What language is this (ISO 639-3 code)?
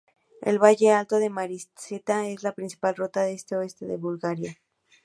spa